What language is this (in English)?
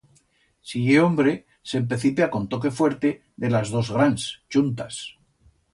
Aragonese